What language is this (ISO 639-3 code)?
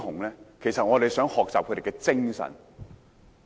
yue